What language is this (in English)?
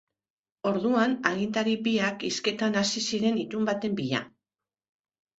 Basque